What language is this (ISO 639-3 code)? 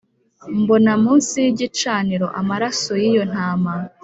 kin